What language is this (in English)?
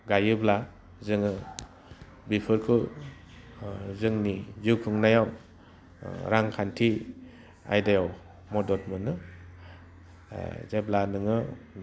Bodo